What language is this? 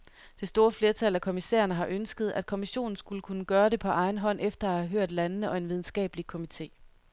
Danish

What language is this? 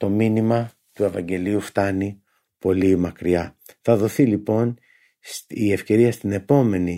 Greek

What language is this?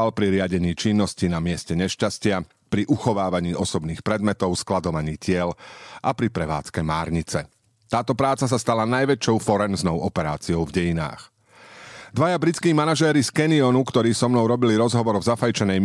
Slovak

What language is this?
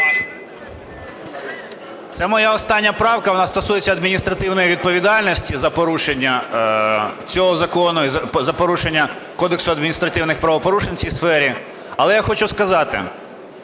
Ukrainian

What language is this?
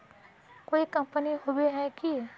Magahi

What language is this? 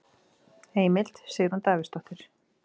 Icelandic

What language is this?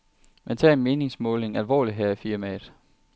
Danish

